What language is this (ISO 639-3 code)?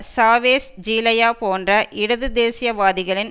tam